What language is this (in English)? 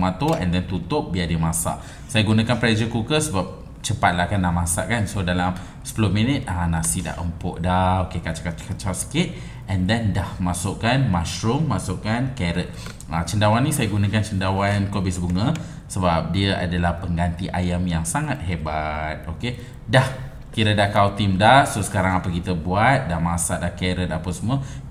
Malay